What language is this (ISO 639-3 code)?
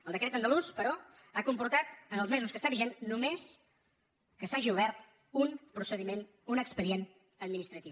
cat